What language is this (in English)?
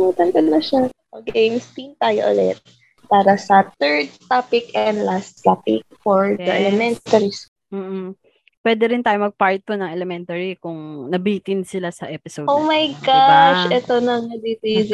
Filipino